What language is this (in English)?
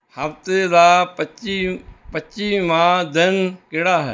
Punjabi